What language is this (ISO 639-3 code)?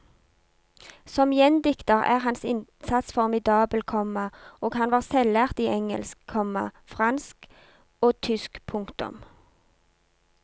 nor